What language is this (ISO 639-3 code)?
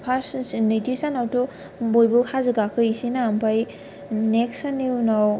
brx